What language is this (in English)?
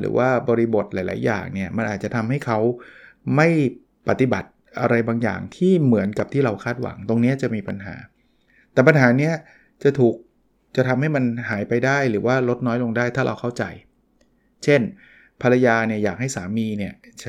Thai